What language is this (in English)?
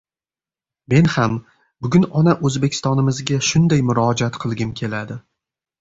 Uzbek